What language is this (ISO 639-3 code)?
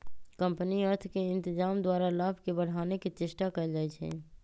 mag